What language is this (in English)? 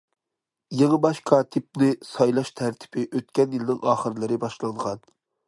Uyghur